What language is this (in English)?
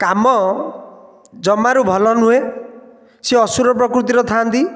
Odia